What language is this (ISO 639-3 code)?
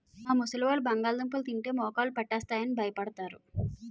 tel